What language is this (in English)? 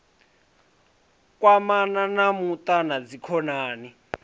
Venda